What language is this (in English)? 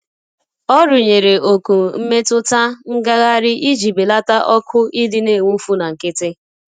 Igbo